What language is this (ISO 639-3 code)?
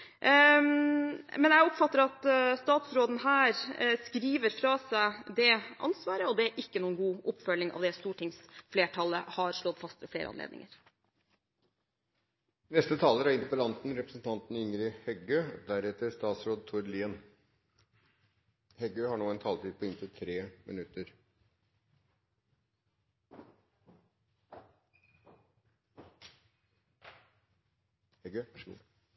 nor